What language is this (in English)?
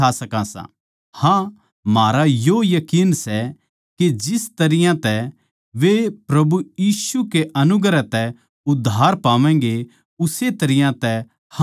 Haryanvi